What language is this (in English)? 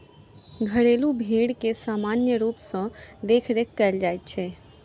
Maithili